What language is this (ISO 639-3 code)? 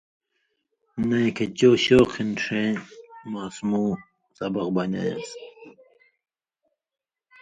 mvy